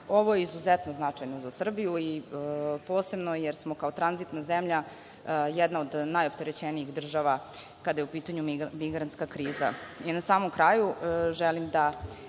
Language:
Serbian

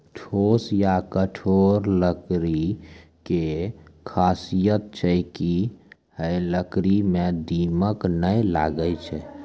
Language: Maithili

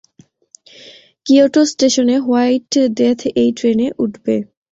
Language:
Bangla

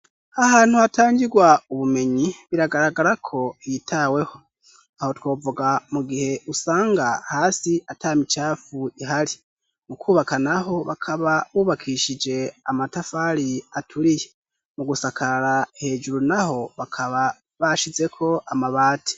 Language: Rundi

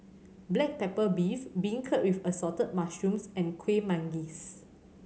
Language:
English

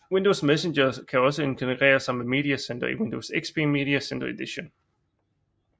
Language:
Danish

